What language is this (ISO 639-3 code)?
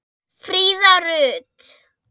isl